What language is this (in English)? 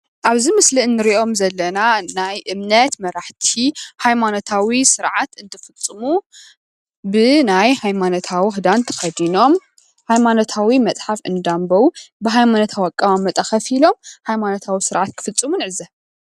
Tigrinya